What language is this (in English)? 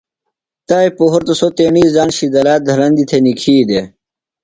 Phalura